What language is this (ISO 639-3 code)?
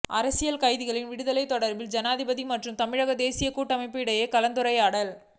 tam